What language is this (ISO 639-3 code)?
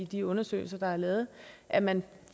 dan